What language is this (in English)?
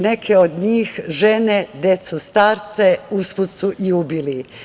Serbian